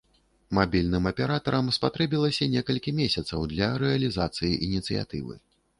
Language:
Belarusian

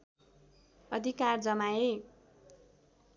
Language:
Nepali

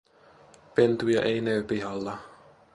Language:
Finnish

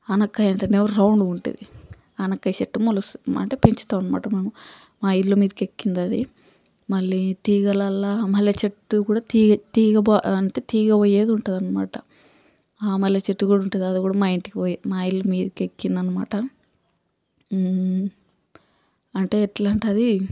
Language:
Telugu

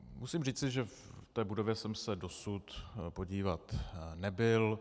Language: Czech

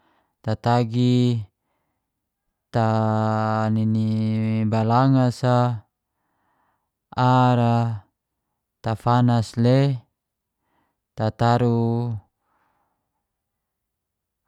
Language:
Geser-Gorom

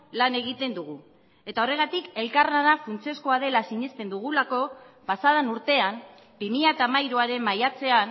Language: Basque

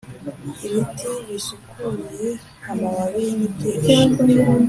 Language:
Kinyarwanda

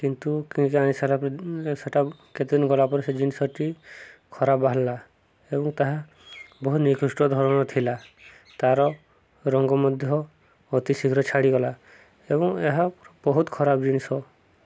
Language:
Odia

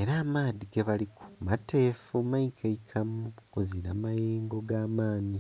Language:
Soga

